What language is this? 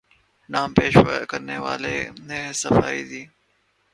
Urdu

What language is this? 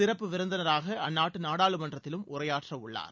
Tamil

